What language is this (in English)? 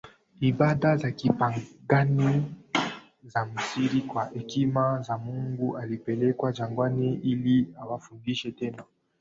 Swahili